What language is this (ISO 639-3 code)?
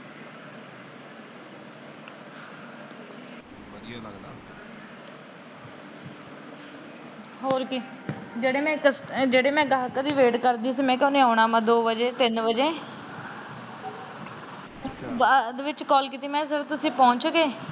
pan